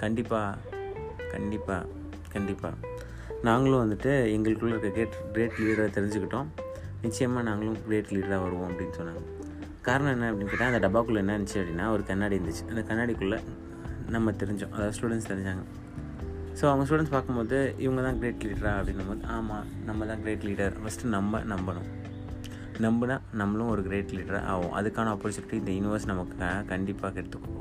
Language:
Tamil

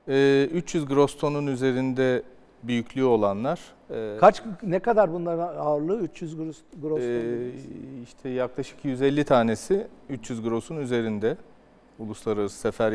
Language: Turkish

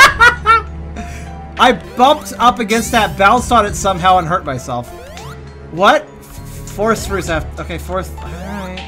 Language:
English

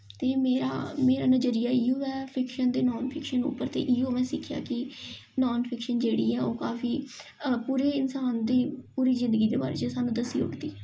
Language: Dogri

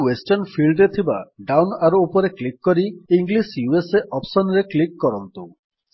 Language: Odia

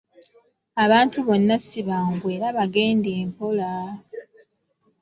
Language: Ganda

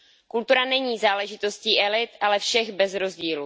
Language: Czech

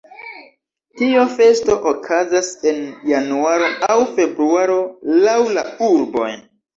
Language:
Esperanto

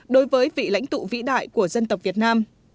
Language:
Vietnamese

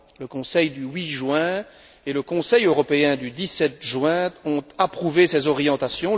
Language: French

